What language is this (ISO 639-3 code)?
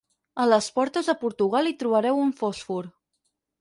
cat